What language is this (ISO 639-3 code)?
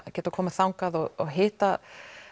isl